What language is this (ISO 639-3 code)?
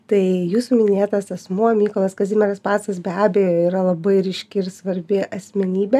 lit